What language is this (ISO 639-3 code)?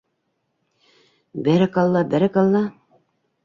bak